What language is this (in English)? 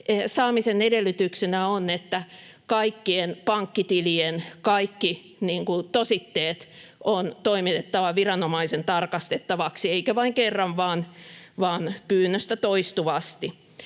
Finnish